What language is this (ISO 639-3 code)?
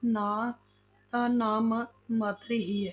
pan